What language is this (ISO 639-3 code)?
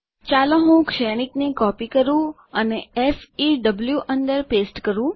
guj